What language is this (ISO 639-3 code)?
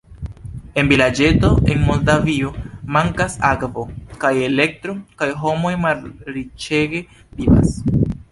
epo